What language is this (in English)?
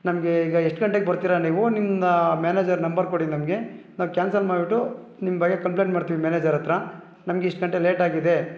Kannada